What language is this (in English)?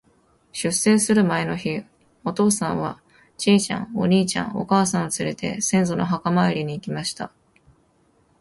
Japanese